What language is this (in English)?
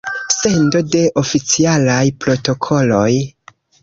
Esperanto